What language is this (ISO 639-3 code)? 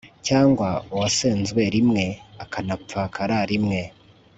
kin